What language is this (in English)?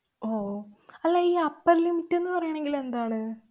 Malayalam